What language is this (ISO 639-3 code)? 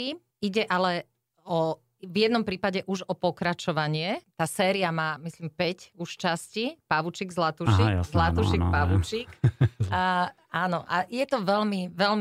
slk